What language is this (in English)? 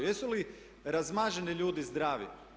Croatian